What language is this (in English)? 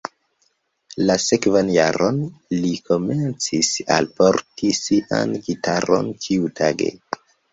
Esperanto